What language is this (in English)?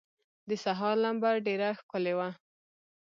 Pashto